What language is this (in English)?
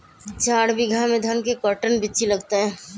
Magahi